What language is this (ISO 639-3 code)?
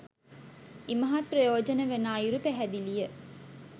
sin